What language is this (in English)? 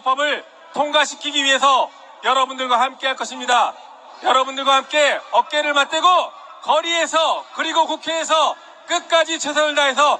Korean